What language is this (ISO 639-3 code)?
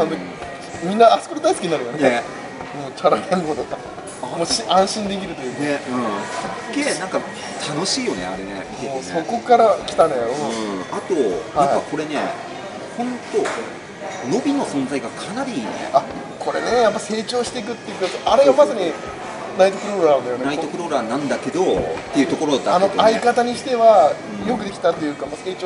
jpn